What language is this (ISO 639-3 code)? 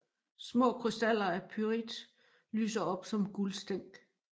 dan